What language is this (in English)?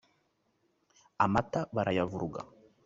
Kinyarwanda